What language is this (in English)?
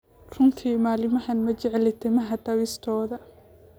Somali